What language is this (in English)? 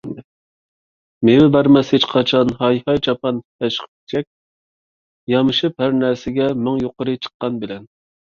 Uyghur